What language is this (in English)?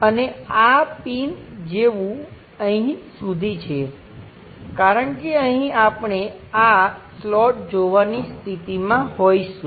Gujarati